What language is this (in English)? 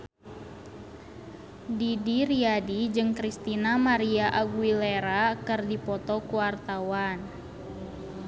Sundanese